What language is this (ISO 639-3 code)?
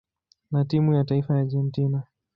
swa